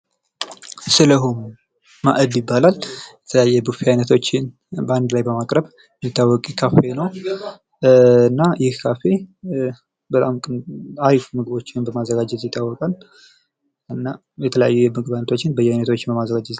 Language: Amharic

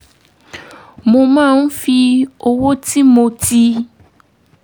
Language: Yoruba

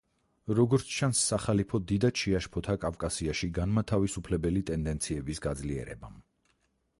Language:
Georgian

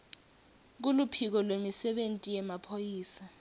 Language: Swati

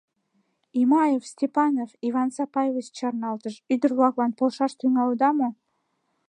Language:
Mari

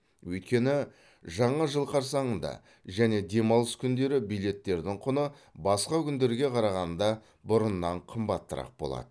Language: Kazakh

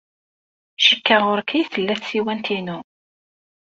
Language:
Kabyle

